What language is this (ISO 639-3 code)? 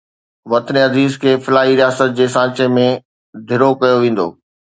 snd